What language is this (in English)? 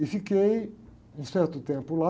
Portuguese